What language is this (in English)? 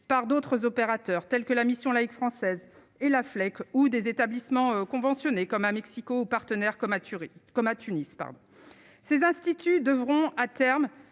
French